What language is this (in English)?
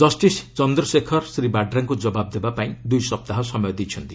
Odia